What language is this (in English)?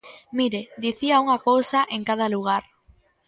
Galician